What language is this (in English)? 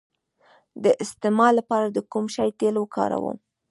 Pashto